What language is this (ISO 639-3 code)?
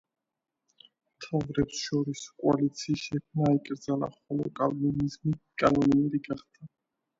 kat